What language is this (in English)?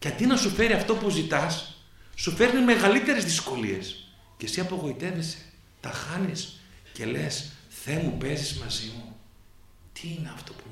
Greek